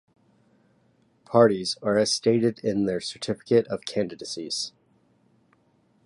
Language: English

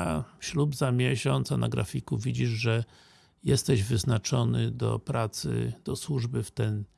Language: Polish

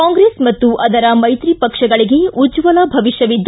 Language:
Kannada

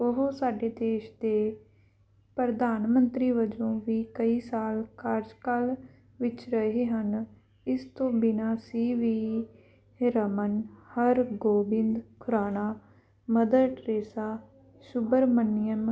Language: Punjabi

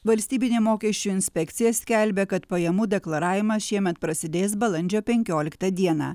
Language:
Lithuanian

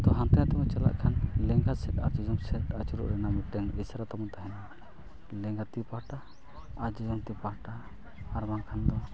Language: Santali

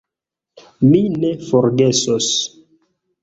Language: Esperanto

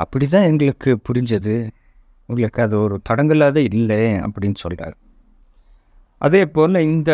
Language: Tamil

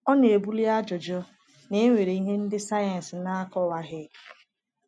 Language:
Igbo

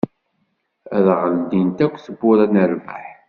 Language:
Kabyle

